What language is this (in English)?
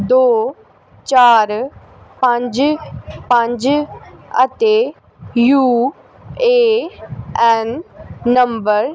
Punjabi